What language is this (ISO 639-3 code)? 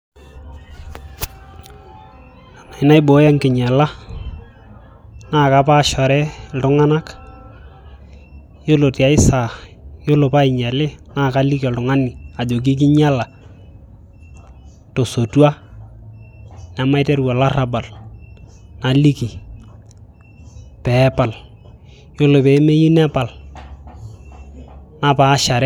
mas